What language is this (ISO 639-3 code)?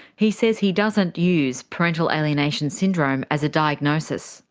eng